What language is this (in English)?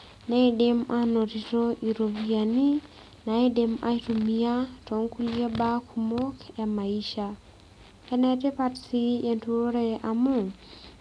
Masai